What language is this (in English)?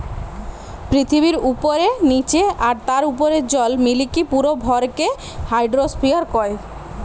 Bangla